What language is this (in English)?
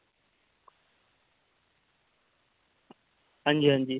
Dogri